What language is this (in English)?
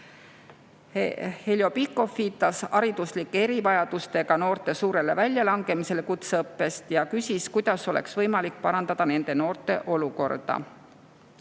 Estonian